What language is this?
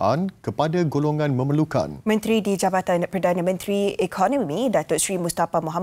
Malay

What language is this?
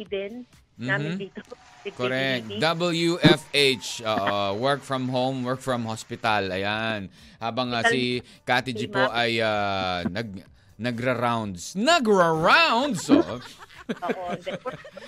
Filipino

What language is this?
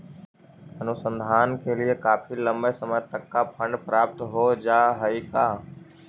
Magahi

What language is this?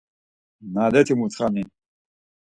Laz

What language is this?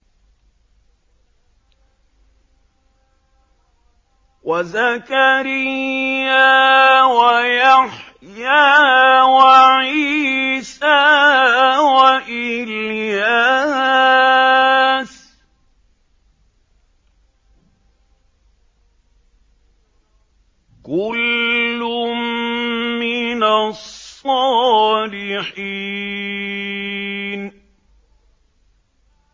Arabic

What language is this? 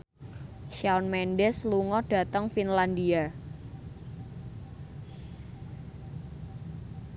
Javanese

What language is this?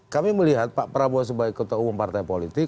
Indonesian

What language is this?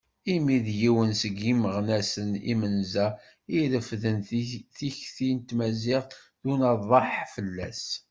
Kabyle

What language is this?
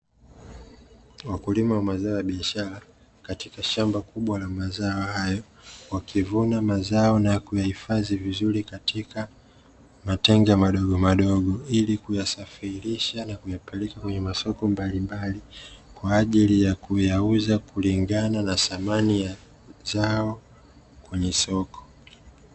Swahili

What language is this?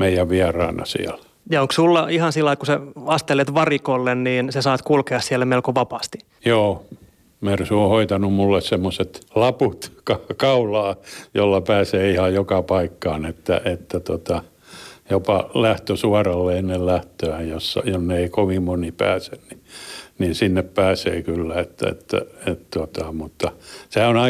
Finnish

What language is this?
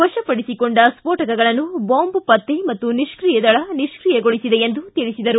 Kannada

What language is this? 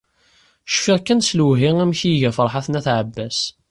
Kabyle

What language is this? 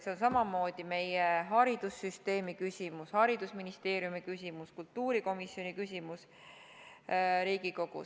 Estonian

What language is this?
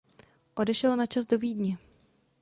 Czech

